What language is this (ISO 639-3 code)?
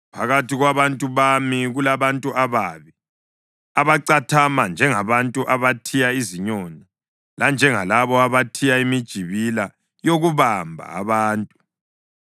nde